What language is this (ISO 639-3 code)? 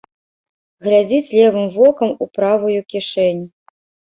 bel